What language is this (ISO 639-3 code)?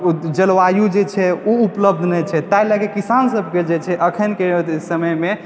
mai